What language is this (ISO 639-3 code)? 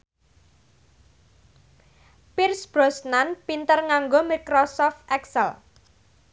jav